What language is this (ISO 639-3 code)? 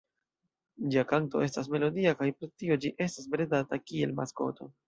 epo